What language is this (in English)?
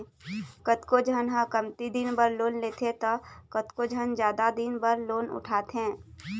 Chhattisgarhi